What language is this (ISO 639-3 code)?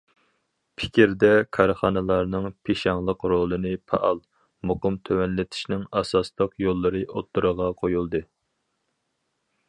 uig